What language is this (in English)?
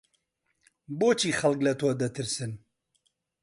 Central Kurdish